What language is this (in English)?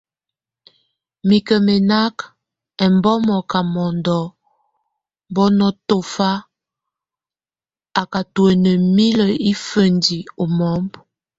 Tunen